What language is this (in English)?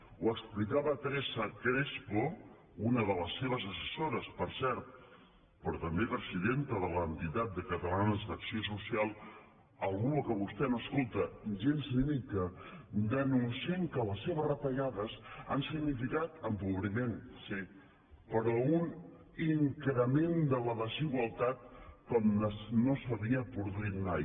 Catalan